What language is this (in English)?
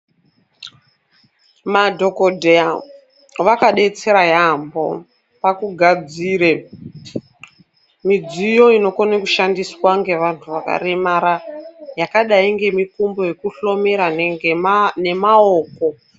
Ndau